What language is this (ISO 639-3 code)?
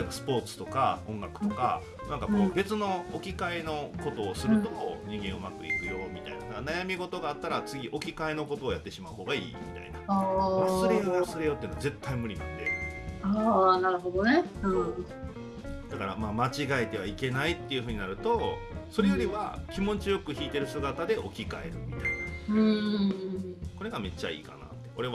jpn